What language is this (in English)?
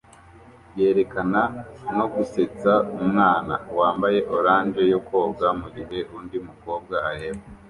Kinyarwanda